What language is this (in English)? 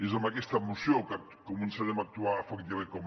Catalan